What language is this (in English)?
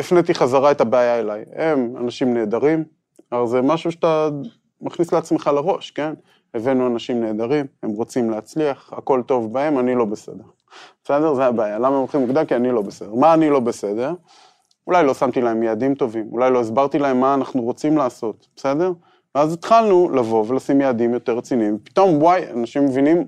Hebrew